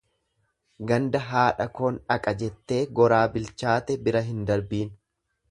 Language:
Oromo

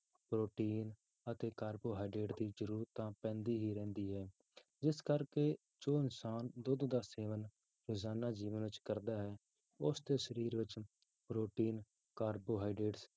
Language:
Punjabi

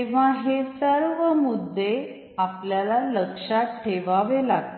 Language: Marathi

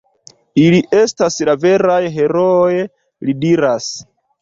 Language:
Esperanto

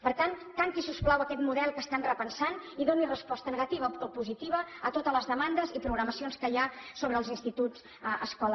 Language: Catalan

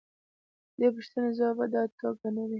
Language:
Pashto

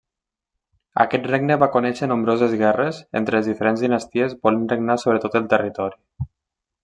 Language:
Catalan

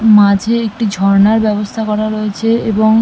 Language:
Bangla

